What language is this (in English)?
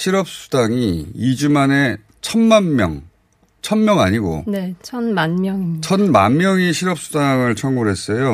Korean